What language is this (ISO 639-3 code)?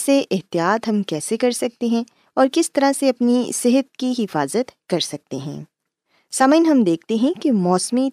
urd